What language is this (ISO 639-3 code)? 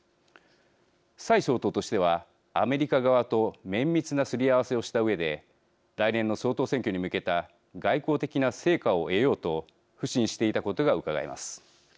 jpn